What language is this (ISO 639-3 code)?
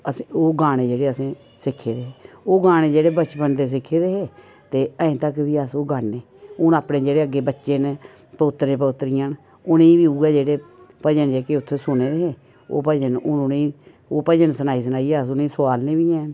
doi